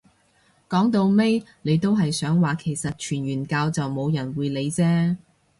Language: Cantonese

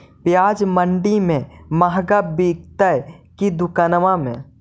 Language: Magahi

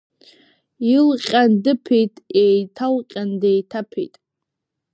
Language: Abkhazian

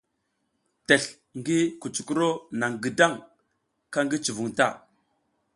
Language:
South Giziga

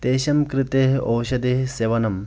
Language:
Sanskrit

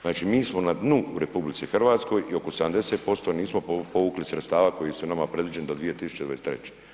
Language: Croatian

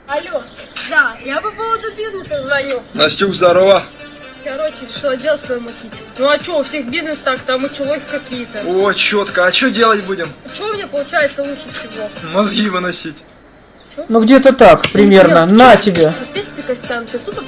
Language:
Russian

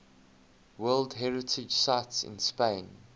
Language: English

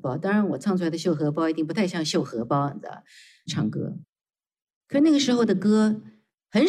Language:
Chinese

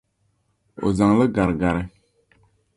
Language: Dagbani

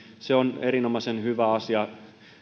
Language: Finnish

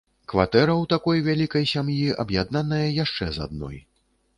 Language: Belarusian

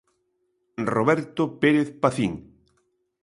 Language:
Galician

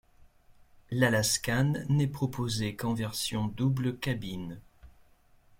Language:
French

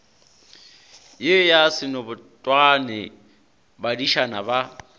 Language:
Northern Sotho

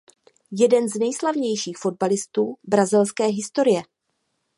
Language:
Czech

